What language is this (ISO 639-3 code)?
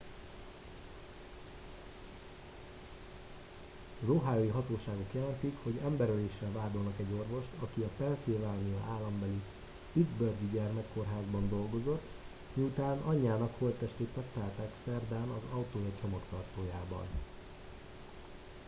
hun